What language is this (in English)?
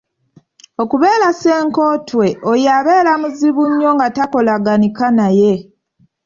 Ganda